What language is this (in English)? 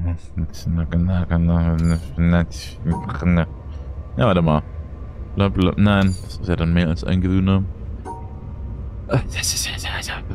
German